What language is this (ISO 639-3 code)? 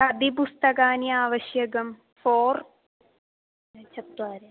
san